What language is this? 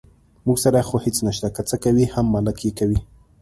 Pashto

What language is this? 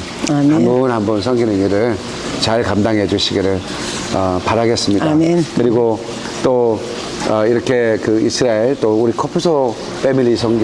Korean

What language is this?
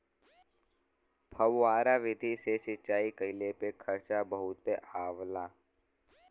Bhojpuri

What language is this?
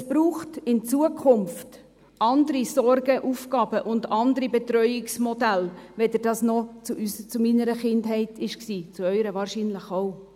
Swiss German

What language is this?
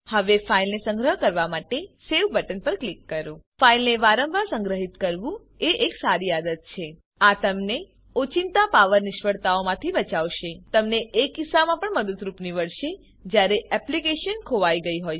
Gujarati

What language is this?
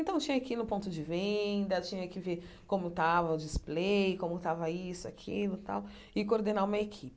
Portuguese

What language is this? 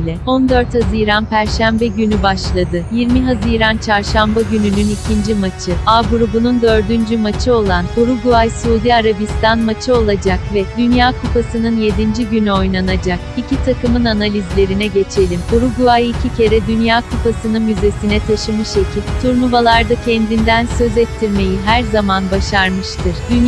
Turkish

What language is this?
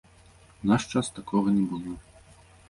Belarusian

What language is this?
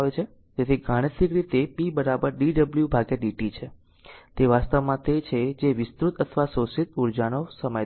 Gujarati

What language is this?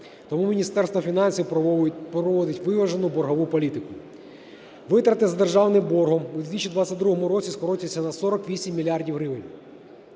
Ukrainian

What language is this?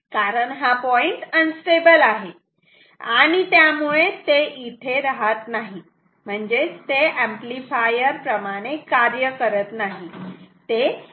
Marathi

